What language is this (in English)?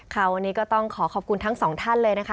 Thai